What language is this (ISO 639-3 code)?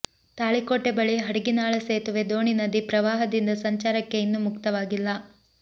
kan